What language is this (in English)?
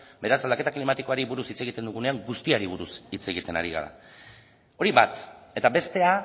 Basque